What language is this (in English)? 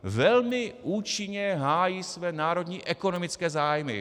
Czech